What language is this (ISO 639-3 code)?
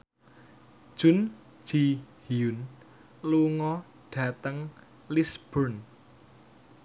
jav